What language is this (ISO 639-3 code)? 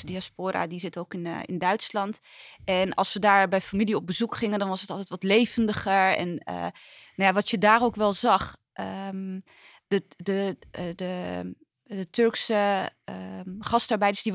nld